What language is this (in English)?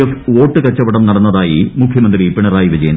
Malayalam